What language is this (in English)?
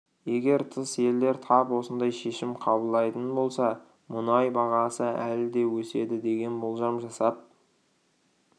Kazakh